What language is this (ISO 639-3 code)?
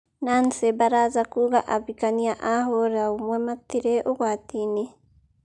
kik